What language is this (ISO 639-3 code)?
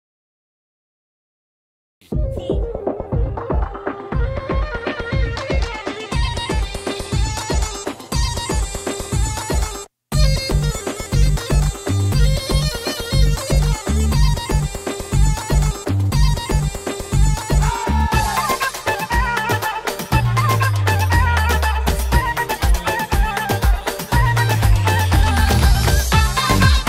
ara